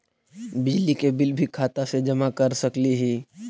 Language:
Magahi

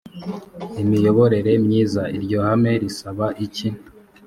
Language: Kinyarwanda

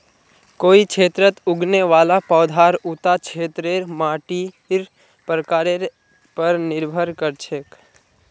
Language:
Magahi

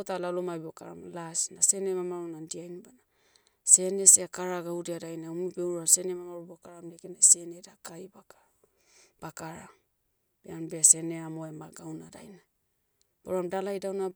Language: Motu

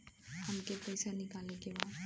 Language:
Bhojpuri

